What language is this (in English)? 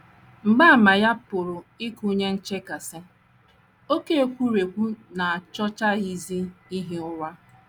Igbo